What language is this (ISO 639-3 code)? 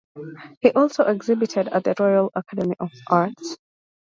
eng